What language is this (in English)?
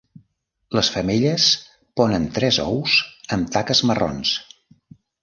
Catalan